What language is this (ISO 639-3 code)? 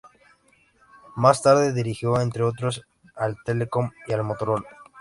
spa